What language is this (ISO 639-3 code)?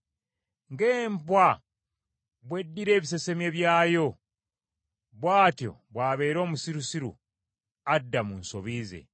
lug